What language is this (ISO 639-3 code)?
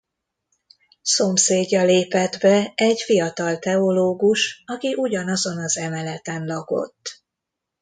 hun